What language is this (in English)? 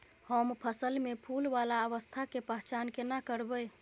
Maithili